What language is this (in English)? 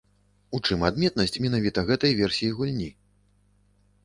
Belarusian